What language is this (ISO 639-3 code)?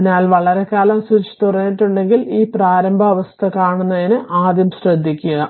mal